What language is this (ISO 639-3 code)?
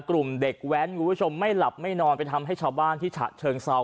tha